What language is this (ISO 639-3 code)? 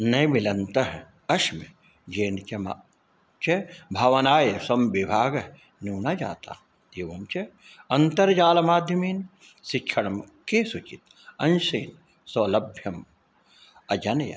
san